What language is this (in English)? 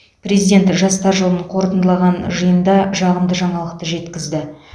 Kazakh